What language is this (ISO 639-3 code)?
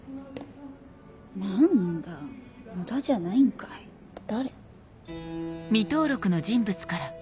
jpn